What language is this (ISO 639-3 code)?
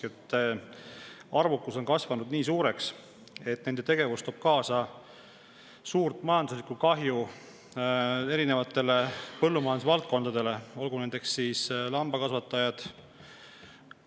est